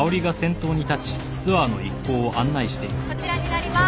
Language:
Japanese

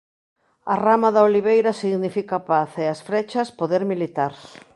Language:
Galician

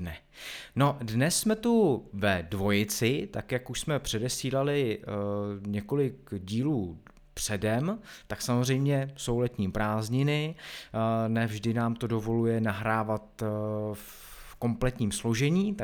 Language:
Czech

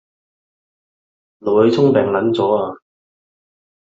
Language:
Cantonese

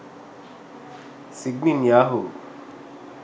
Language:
Sinhala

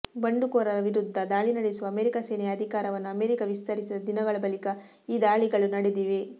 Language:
Kannada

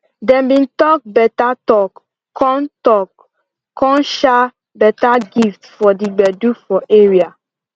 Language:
Nigerian Pidgin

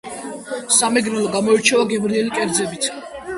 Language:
Georgian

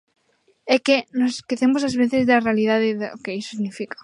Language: Galician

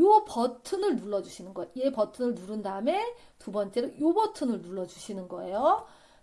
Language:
Korean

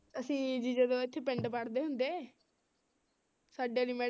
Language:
Punjabi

